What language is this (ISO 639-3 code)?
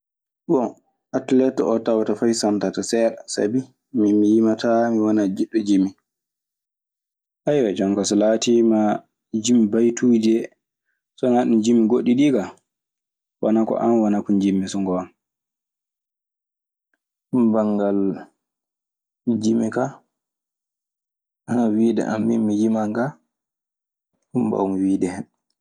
ffm